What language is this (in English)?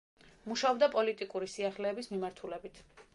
Georgian